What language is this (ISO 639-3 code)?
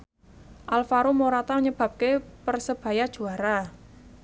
jav